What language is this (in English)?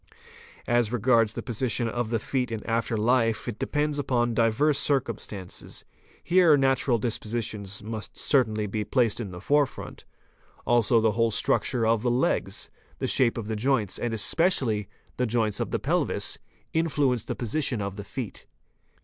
English